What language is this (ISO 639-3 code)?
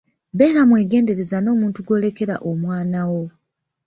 lug